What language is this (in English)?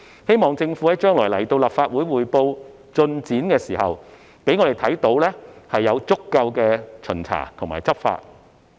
Cantonese